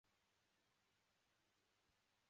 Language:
Chinese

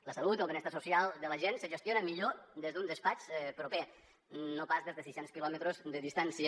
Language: Catalan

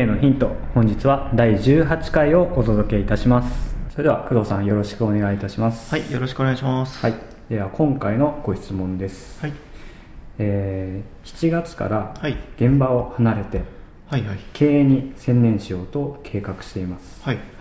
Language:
Japanese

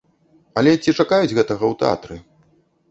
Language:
Belarusian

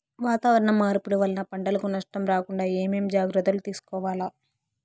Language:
Telugu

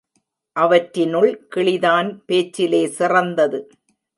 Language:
Tamil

